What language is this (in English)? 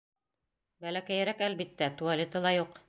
Bashkir